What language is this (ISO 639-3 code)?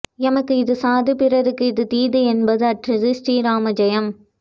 tam